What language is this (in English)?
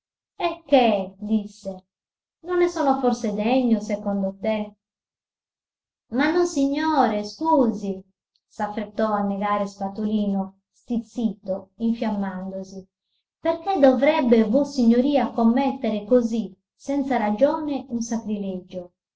Italian